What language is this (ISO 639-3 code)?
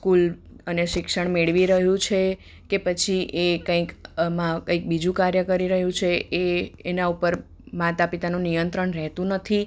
guj